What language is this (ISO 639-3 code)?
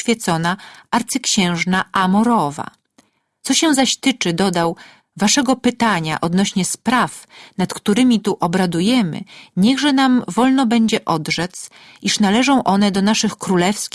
pol